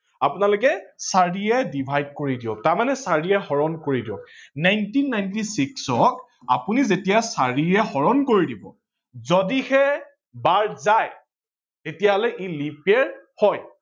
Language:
Assamese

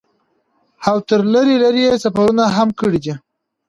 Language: Pashto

